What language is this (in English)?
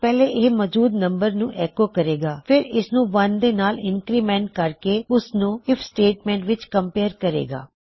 Punjabi